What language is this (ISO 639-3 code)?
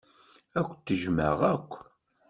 kab